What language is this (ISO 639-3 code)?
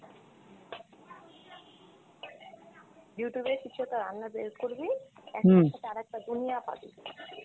ben